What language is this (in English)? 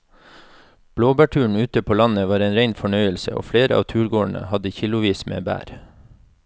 Norwegian